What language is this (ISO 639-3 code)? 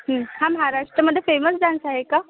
mar